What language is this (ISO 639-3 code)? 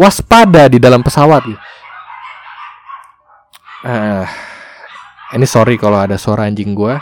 ind